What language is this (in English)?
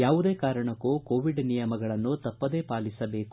Kannada